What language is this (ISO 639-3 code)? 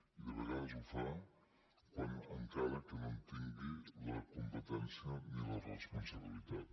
cat